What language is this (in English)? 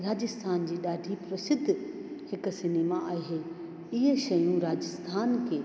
Sindhi